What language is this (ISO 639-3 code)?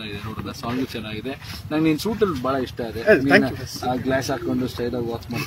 ara